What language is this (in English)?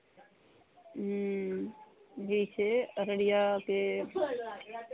Maithili